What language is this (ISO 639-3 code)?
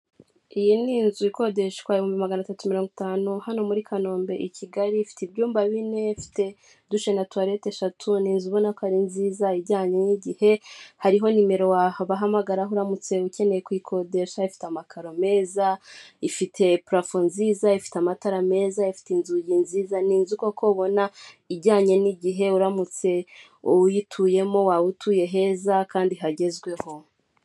kin